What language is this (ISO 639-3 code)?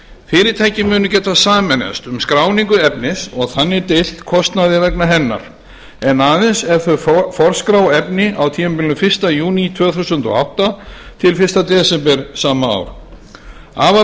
isl